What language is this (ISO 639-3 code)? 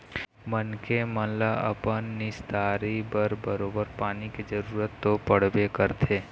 hne